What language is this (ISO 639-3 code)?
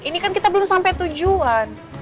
ind